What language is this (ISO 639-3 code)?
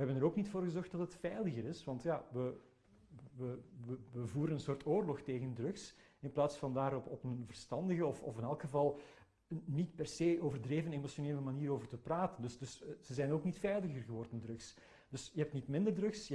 nld